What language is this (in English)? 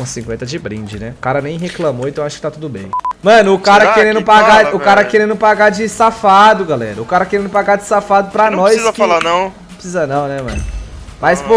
Portuguese